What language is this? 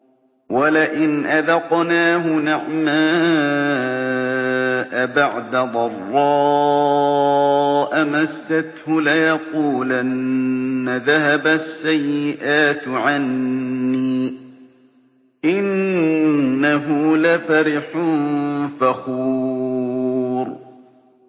Arabic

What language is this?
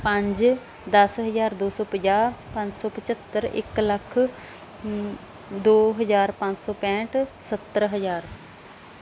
Punjabi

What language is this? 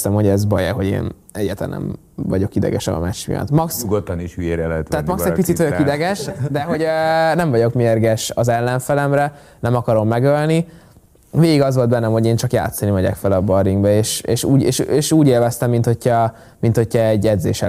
Hungarian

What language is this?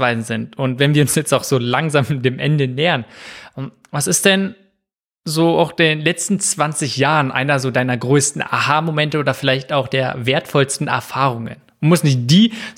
German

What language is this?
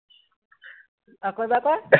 Assamese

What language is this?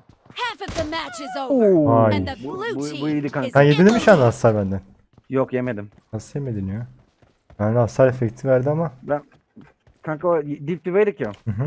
Turkish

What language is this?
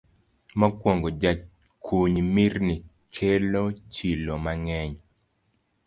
Luo (Kenya and Tanzania)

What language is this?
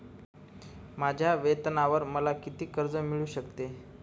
Marathi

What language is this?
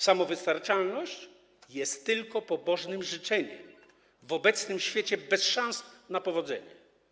Polish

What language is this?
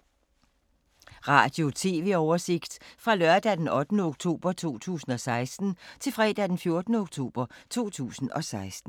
Danish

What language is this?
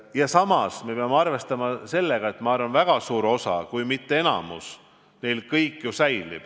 Estonian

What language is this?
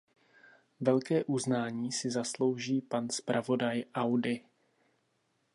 Czech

